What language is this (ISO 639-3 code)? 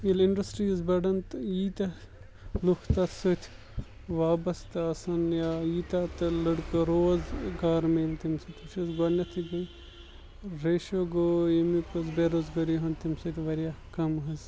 kas